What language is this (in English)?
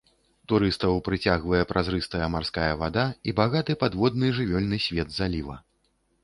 Belarusian